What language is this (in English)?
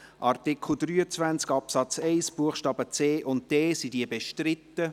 Swiss German